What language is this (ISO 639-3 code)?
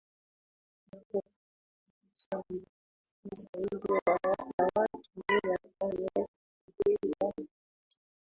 swa